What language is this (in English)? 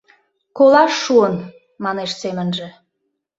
Mari